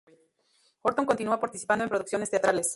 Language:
Spanish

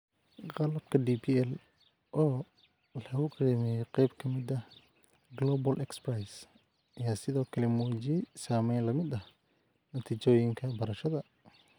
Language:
Somali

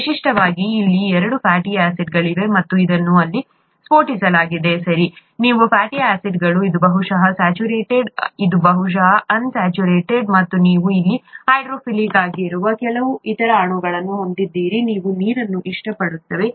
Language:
Kannada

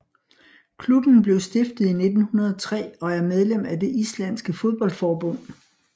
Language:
Danish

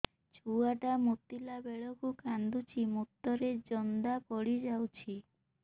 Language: Odia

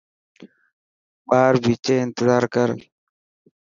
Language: Dhatki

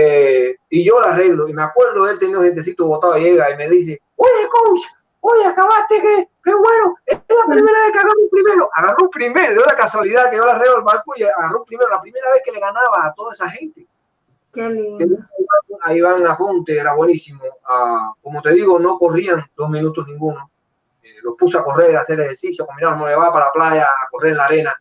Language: Spanish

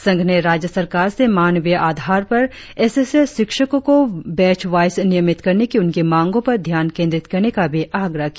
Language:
Hindi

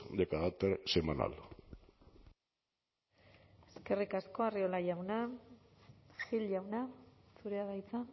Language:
Basque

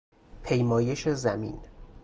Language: Persian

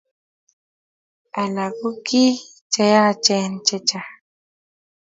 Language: Kalenjin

